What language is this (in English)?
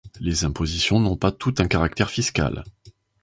French